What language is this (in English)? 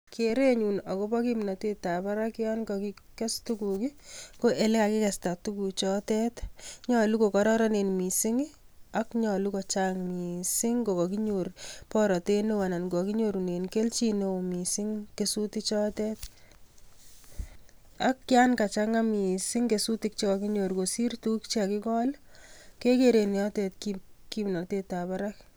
Kalenjin